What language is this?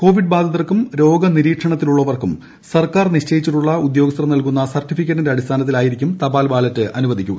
Malayalam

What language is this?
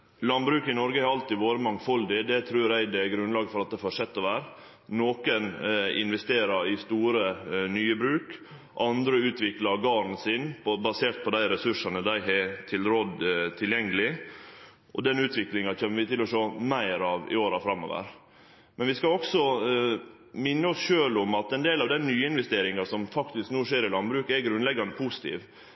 Norwegian Nynorsk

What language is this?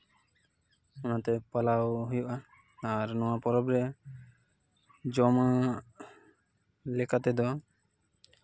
Santali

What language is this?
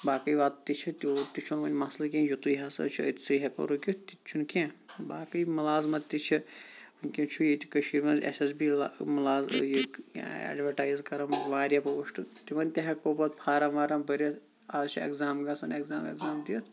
Kashmiri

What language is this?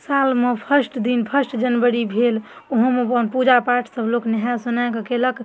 Maithili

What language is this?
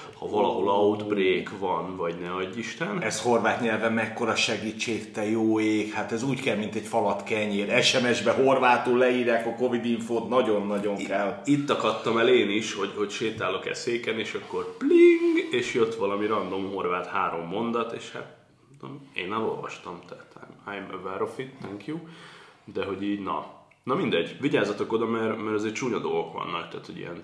Hungarian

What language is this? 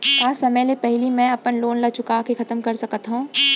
Chhattisgarhi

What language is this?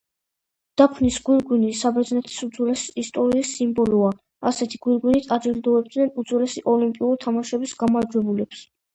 Georgian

